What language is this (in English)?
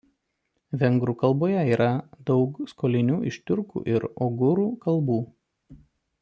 Lithuanian